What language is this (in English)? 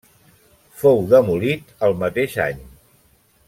Catalan